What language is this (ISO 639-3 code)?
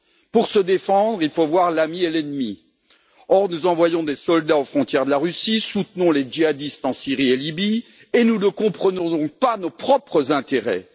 fra